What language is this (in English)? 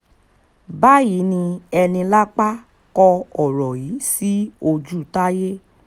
Yoruba